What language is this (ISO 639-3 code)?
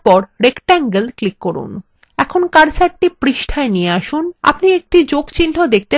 ben